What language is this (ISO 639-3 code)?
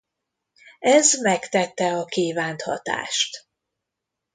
hun